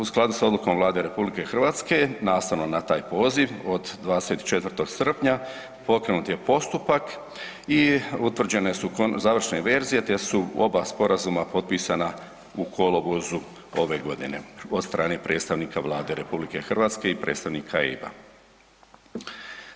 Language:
Croatian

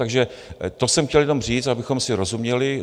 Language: Czech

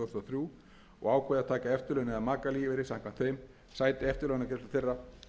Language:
Icelandic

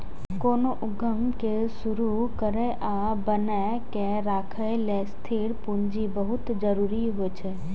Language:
Maithili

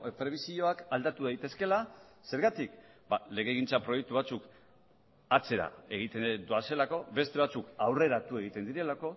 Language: Basque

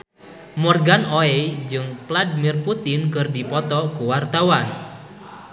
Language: Sundanese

